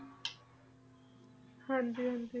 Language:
Punjabi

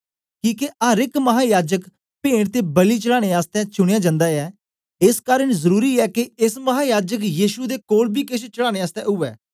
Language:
Dogri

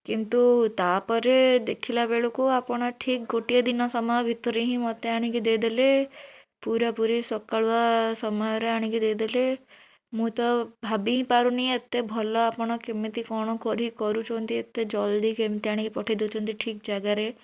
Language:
Odia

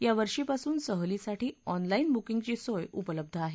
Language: Marathi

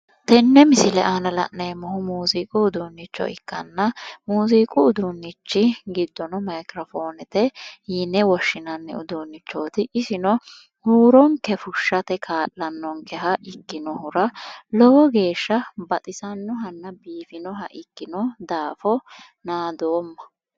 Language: Sidamo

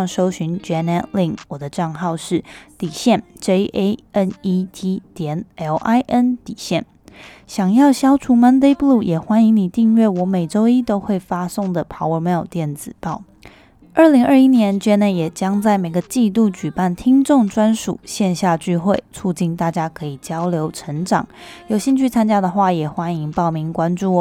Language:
Chinese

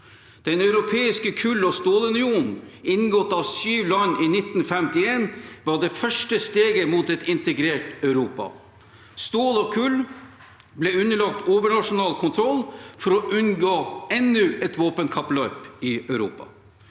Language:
Norwegian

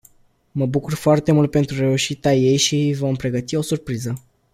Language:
Romanian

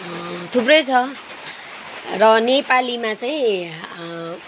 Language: Nepali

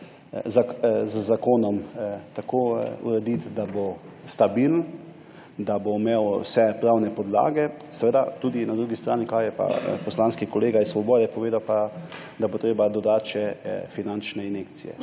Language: Slovenian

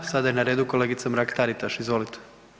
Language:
Croatian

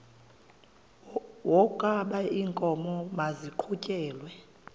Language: Xhosa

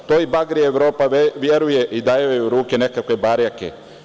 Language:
Serbian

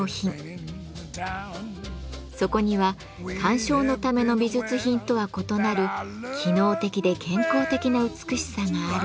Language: Japanese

